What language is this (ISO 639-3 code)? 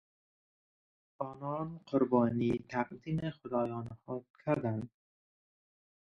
fas